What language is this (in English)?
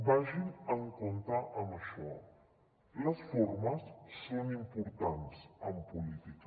Catalan